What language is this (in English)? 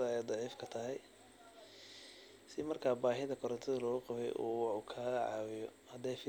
Somali